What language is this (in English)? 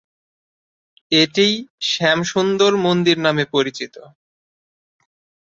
Bangla